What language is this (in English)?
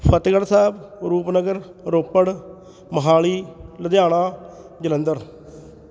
Punjabi